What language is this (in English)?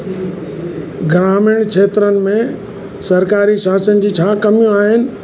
Sindhi